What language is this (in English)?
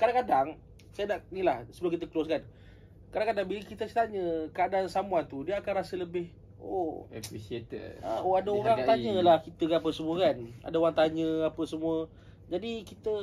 Malay